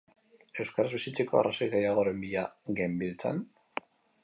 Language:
Basque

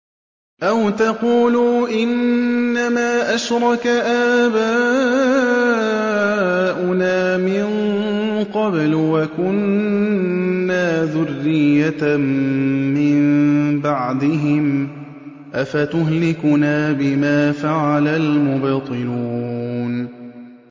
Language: Arabic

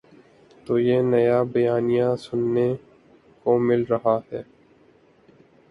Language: Urdu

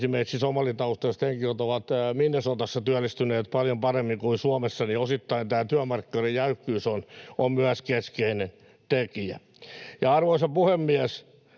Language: Finnish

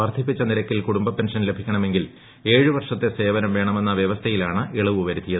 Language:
Malayalam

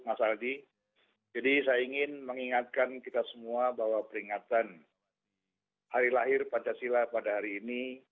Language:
Indonesian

